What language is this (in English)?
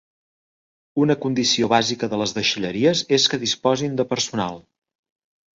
Catalan